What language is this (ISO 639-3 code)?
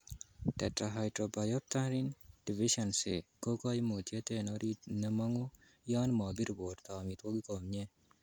kln